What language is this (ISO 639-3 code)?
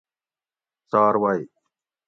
gwc